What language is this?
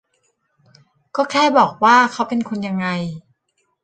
Thai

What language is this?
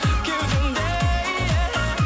Kazakh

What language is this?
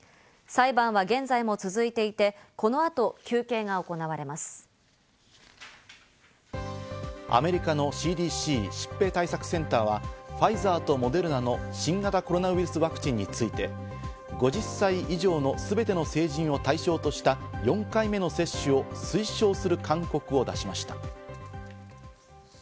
Japanese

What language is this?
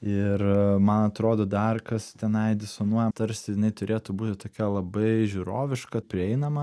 Lithuanian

